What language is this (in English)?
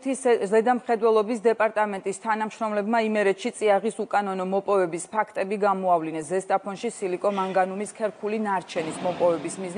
Turkish